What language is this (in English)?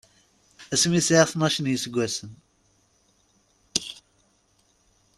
Kabyle